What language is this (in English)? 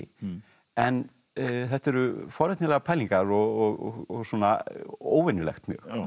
Icelandic